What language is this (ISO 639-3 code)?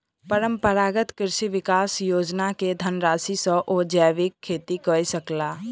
mai